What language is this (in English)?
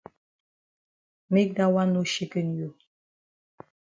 Cameroon Pidgin